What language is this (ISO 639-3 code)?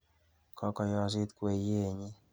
kln